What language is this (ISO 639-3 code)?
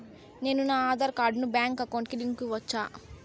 tel